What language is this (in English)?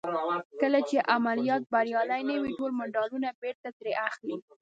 Pashto